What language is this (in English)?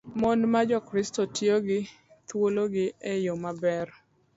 Luo (Kenya and Tanzania)